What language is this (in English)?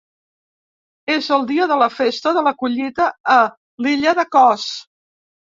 Catalan